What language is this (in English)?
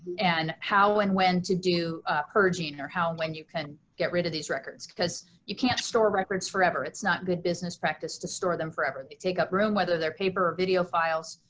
English